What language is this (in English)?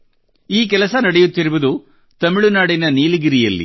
Kannada